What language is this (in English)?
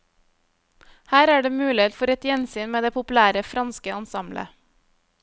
Norwegian